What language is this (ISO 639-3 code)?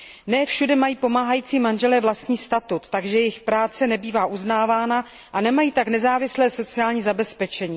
ces